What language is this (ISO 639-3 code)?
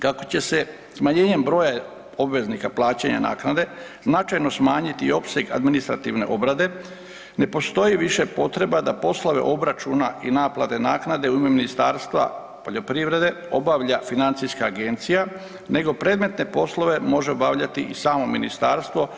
hrv